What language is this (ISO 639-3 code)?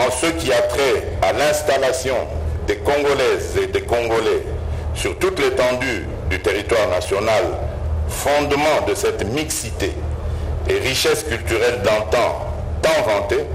fra